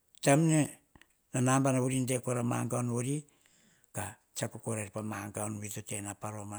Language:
Hahon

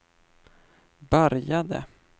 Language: Swedish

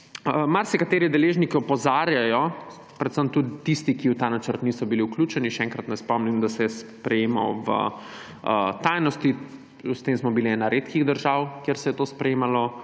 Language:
Slovenian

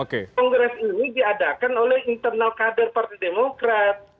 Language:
Indonesian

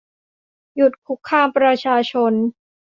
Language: Thai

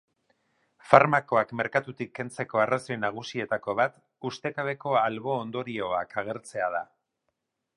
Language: Basque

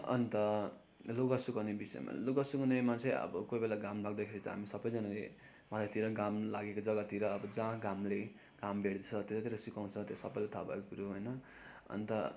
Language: Nepali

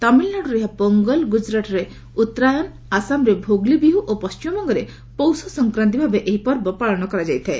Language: Odia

